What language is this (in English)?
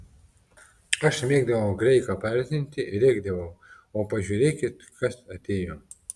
Lithuanian